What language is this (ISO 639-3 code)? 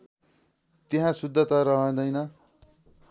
nep